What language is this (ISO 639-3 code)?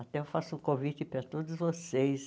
por